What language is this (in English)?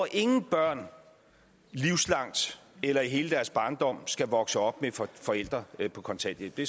Danish